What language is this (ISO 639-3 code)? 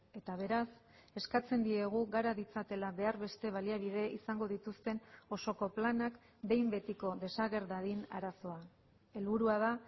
eus